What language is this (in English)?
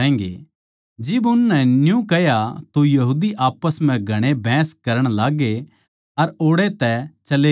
Haryanvi